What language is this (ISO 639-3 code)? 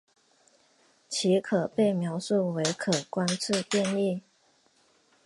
zho